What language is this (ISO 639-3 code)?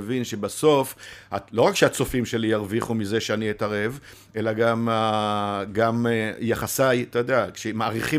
heb